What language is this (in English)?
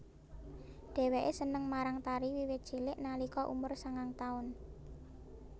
Javanese